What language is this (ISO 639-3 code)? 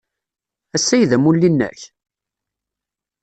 kab